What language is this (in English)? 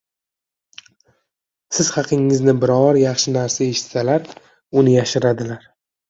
Uzbek